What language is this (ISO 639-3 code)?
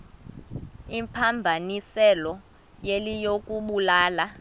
xho